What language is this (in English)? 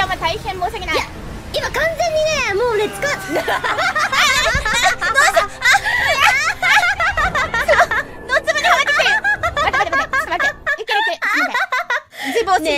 Japanese